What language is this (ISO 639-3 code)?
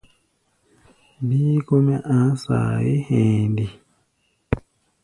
gba